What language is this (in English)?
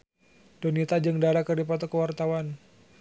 Sundanese